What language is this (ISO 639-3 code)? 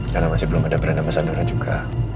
ind